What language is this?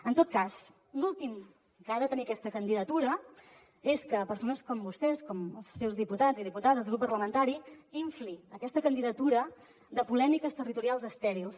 Catalan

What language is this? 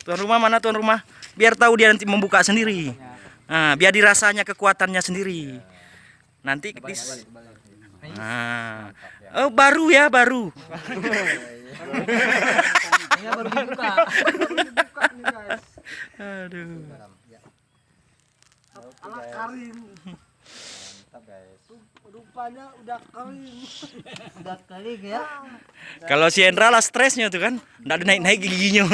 Indonesian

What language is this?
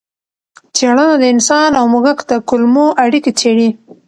Pashto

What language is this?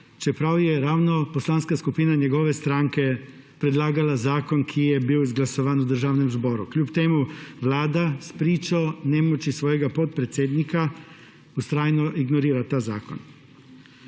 Slovenian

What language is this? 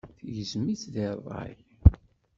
Kabyle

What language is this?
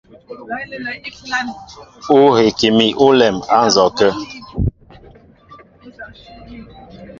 Mbo (Cameroon)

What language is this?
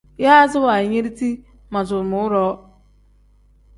Tem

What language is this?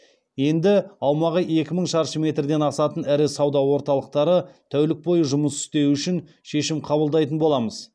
Kazakh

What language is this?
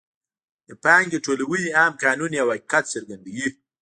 Pashto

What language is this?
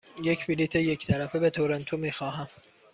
Persian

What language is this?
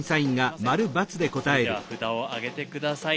Japanese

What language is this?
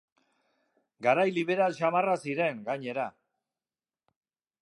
Basque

